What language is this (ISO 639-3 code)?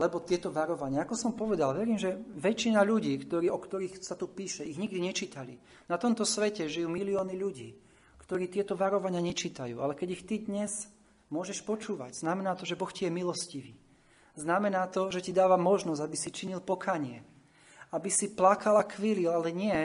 slk